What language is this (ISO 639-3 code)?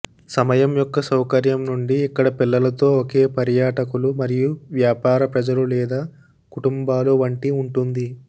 tel